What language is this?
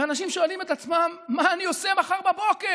Hebrew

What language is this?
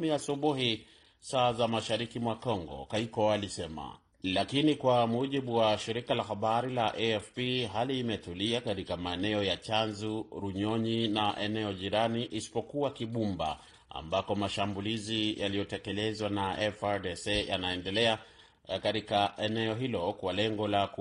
Swahili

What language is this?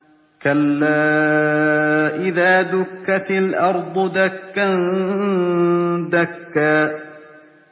Arabic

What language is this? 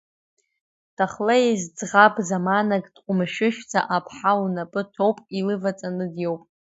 Abkhazian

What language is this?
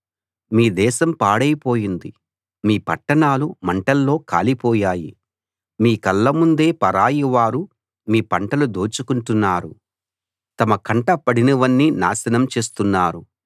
Telugu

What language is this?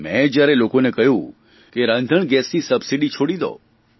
Gujarati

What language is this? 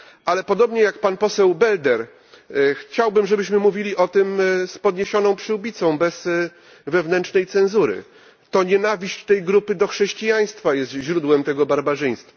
Polish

